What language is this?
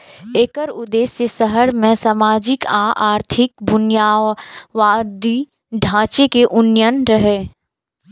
Maithili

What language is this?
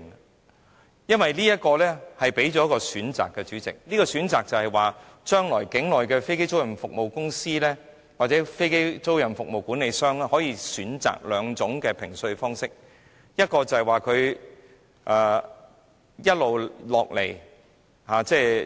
Cantonese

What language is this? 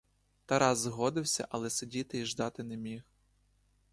Ukrainian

